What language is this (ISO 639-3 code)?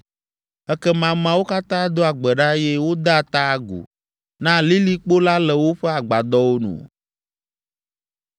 ewe